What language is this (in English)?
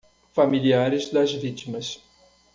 Portuguese